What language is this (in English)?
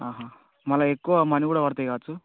Telugu